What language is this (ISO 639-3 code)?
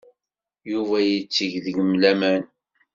kab